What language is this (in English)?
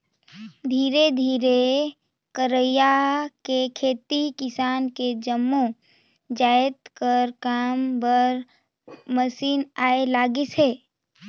Chhattisgarhi